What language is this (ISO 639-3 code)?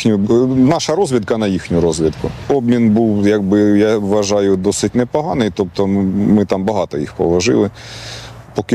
ukr